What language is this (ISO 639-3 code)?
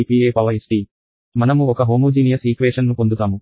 tel